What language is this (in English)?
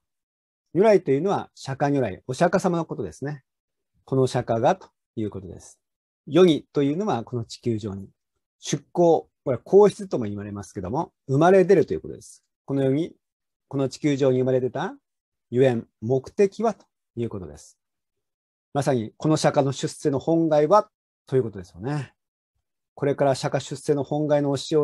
Japanese